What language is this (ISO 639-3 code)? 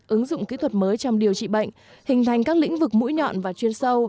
vie